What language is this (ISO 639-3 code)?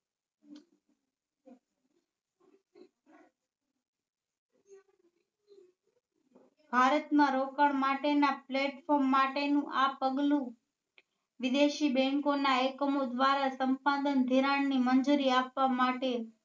guj